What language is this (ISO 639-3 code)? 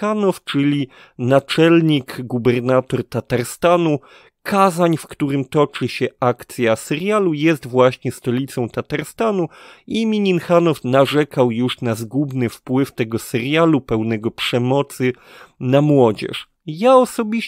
pol